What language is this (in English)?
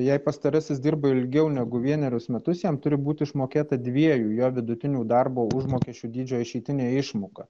Lithuanian